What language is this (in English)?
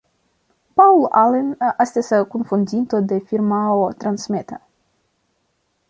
Esperanto